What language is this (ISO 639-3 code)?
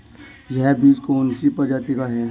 hin